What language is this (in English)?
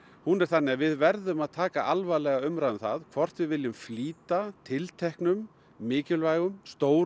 Icelandic